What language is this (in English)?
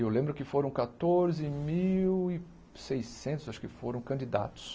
Portuguese